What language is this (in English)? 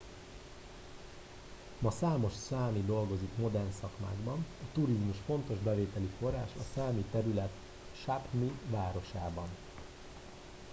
Hungarian